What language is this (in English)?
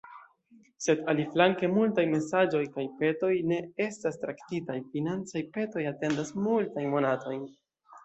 Esperanto